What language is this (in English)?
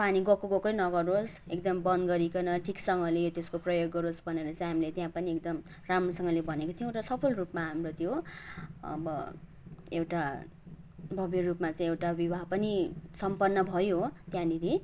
Nepali